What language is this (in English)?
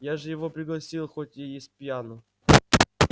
Russian